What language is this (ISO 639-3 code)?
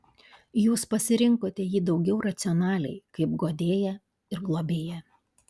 lit